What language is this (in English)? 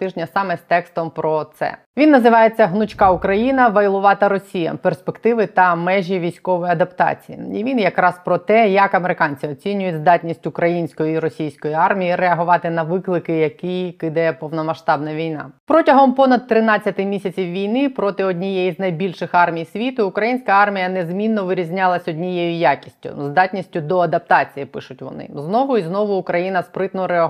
Ukrainian